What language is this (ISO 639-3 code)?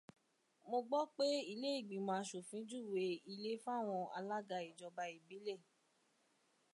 yor